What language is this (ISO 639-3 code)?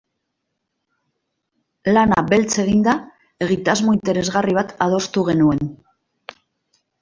eus